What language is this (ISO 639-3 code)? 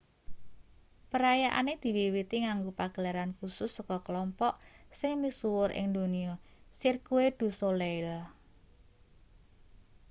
jav